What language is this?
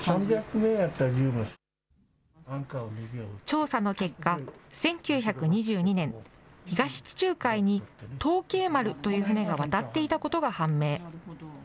Japanese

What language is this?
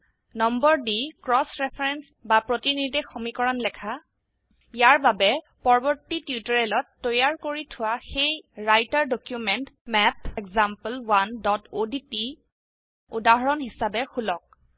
Assamese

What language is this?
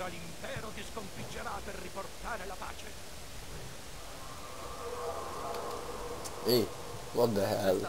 Italian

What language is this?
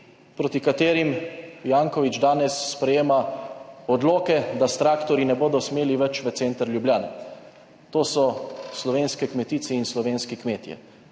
Slovenian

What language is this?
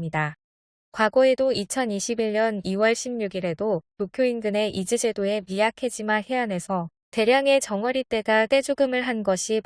Korean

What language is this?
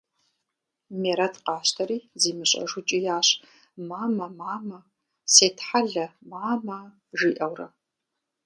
Kabardian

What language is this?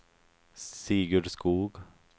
Swedish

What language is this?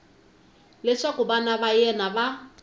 Tsonga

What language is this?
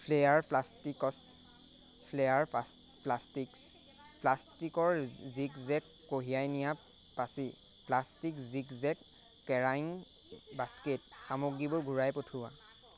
Assamese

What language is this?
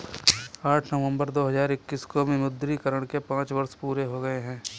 Hindi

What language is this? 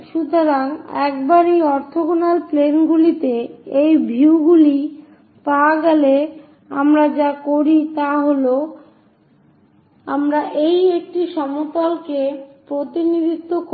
Bangla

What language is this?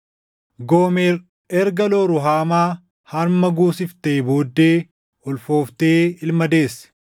Oromo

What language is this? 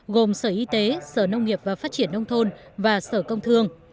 Vietnamese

